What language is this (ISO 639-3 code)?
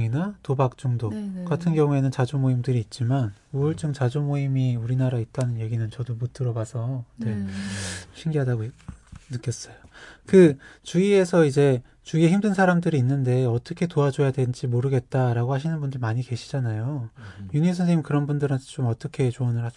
kor